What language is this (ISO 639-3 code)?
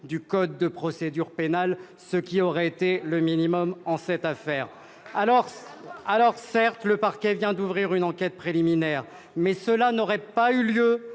fra